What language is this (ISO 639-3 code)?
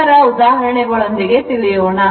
kan